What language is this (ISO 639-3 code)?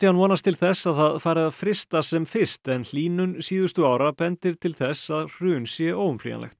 isl